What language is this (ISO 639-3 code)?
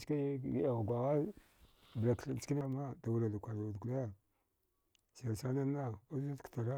dgh